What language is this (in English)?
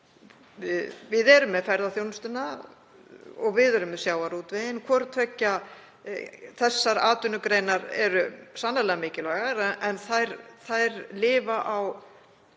Icelandic